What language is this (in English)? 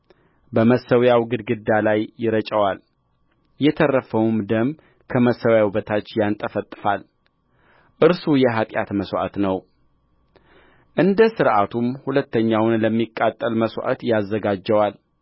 Amharic